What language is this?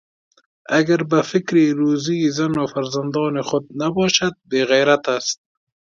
Persian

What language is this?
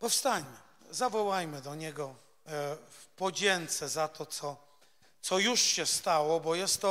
Polish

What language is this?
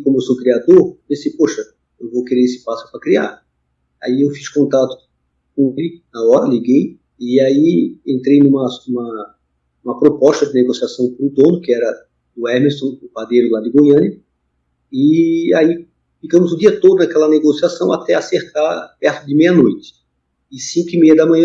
Portuguese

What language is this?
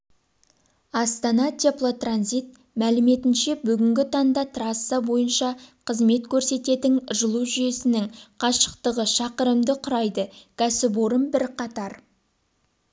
Kazakh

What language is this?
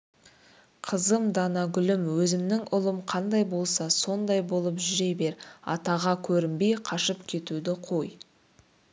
Kazakh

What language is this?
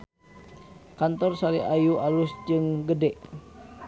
Sundanese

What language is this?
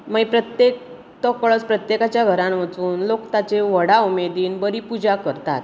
Konkani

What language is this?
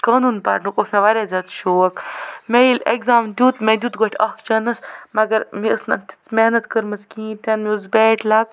Kashmiri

